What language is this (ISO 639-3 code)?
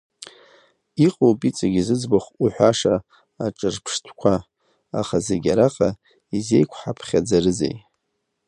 abk